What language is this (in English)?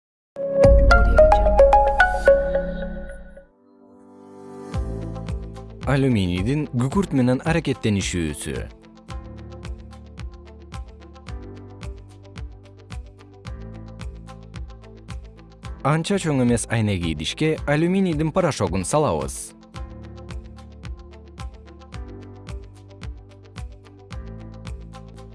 Kyrgyz